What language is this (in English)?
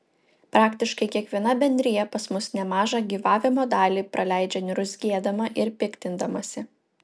Lithuanian